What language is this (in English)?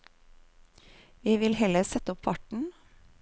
Norwegian